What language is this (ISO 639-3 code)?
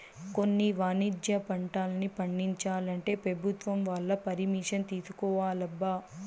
tel